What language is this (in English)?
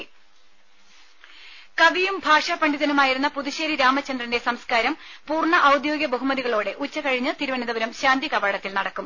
Malayalam